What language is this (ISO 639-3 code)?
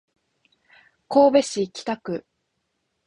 jpn